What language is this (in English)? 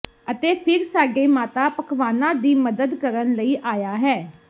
Punjabi